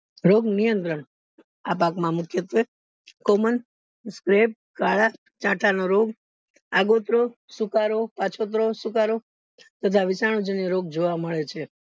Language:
Gujarati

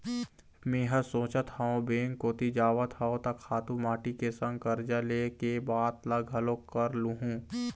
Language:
Chhattisgarhi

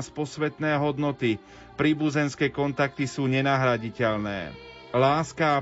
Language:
Slovak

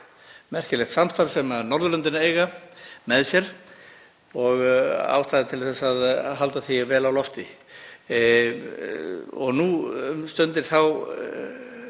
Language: Icelandic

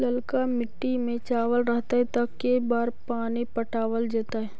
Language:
Magahi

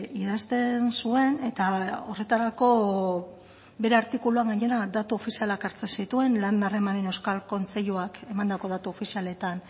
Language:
Basque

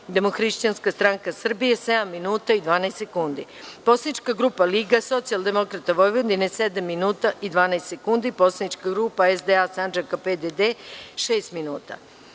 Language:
Serbian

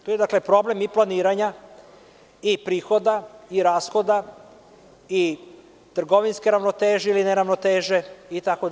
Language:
Serbian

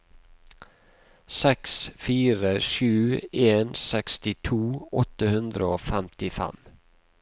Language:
Norwegian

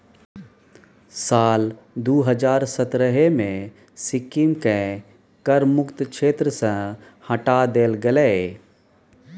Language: Maithili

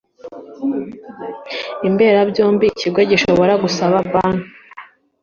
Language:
Kinyarwanda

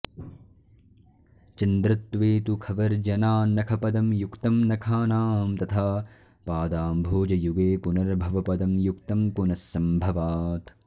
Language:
Sanskrit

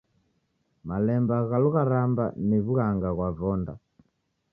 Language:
Taita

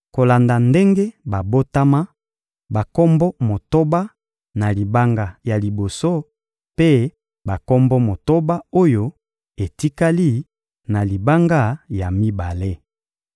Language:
Lingala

